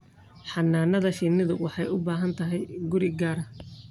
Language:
Somali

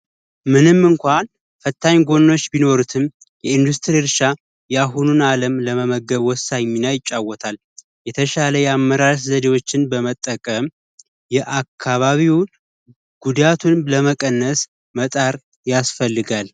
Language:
Amharic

